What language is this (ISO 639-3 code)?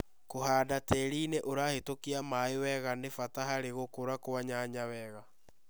kik